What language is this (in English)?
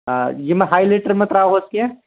Kashmiri